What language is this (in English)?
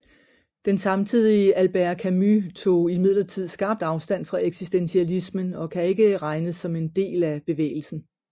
Danish